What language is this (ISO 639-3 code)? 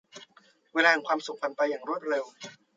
tha